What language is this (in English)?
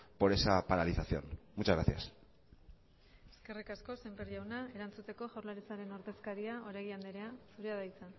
Basque